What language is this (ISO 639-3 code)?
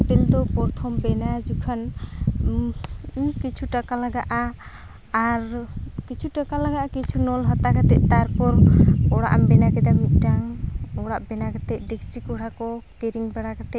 sat